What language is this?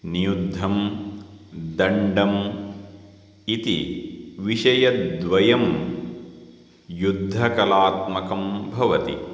Sanskrit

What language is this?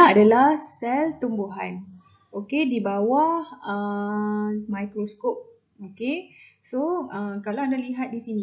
Malay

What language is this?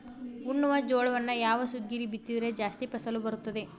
Kannada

